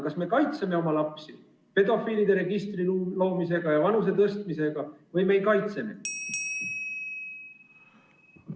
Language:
Estonian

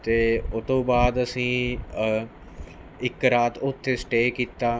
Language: Punjabi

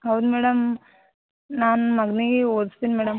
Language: Kannada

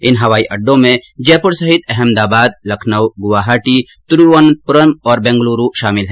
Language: Hindi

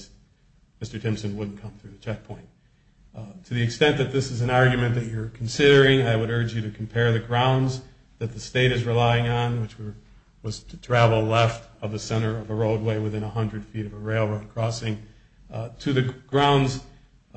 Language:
English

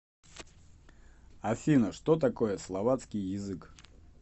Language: Russian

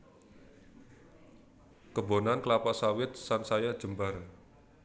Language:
Javanese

